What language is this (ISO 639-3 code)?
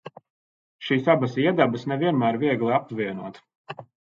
lav